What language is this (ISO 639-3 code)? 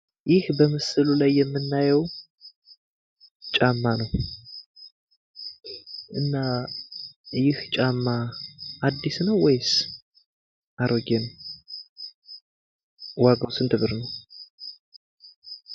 amh